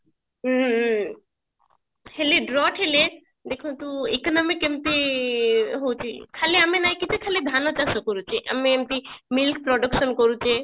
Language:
Odia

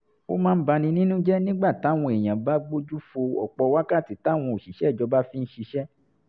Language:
Yoruba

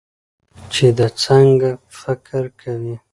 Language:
Pashto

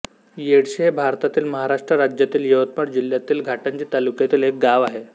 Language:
Marathi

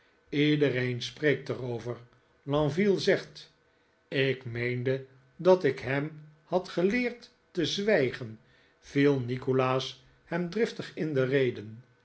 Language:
Dutch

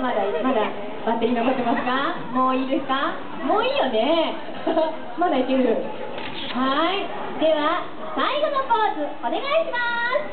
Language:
Japanese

